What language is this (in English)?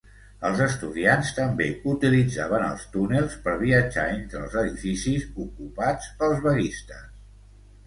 Catalan